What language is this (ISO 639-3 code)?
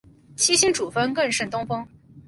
zho